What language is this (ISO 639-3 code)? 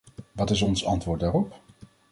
nld